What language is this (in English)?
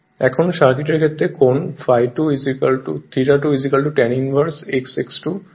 Bangla